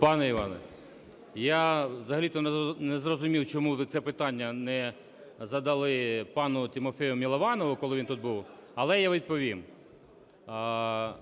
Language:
Ukrainian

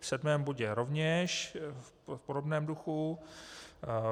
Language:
Czech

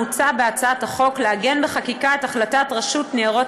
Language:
Hebrew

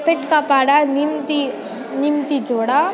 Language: Nepali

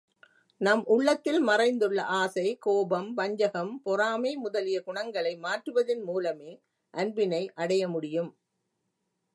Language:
Tamil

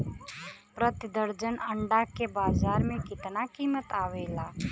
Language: Bhojpuri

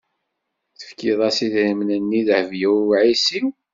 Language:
Kabyle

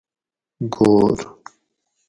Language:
Gawri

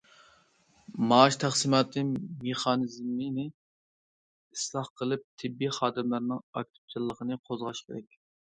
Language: Uyghur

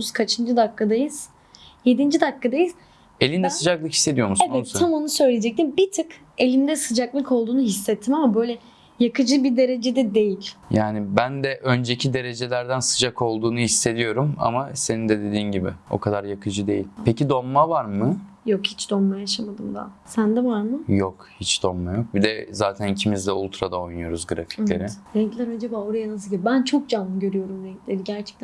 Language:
Turkish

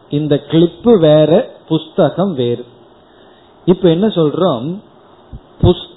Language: Tamil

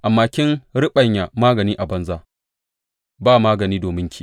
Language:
Hausa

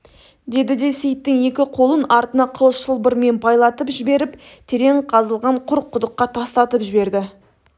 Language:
Kazakh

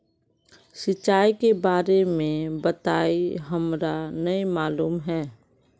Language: Magahi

